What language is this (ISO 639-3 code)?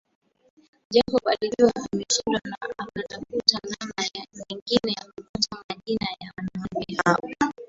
swa